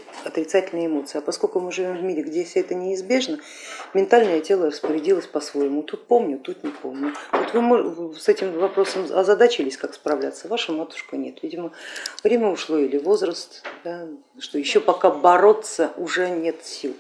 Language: Russian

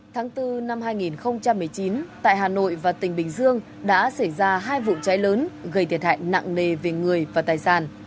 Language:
Vietnamese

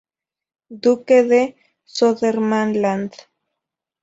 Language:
Spanish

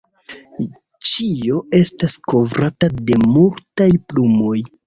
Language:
Esperanto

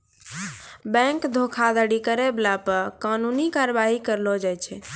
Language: Maithili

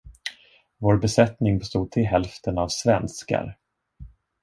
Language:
Swedish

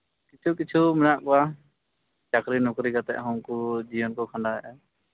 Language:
Santali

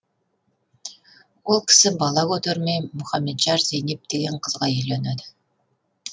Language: Kazakh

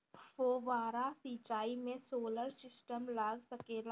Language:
Bhojpuri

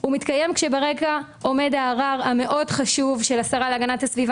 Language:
Hebrew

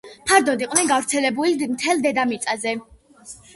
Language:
Georgian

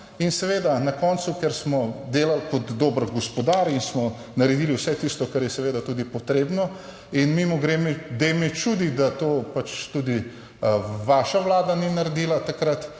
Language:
Slovenian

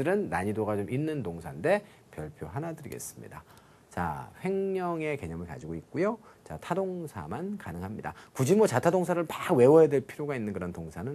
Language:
Korean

